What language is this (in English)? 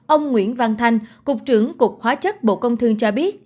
Vietnamese